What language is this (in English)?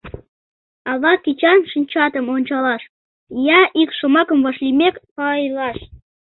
Mari